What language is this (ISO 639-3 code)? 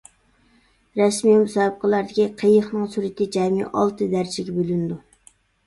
uig